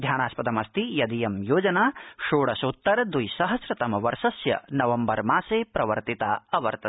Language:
Sanskrit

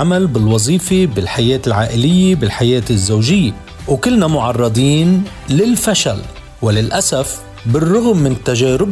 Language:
Arabic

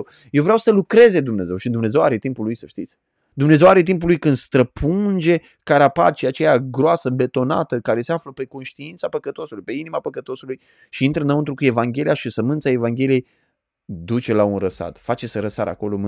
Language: Romanian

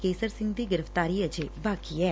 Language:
Punjabi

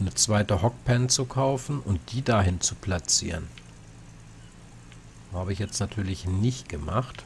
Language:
German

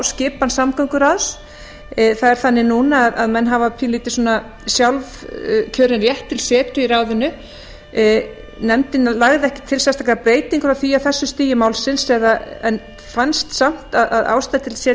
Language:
Icelandic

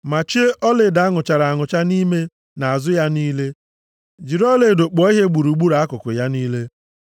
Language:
Igbo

